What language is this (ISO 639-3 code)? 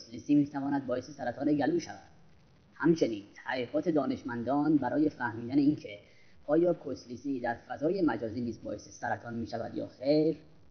fas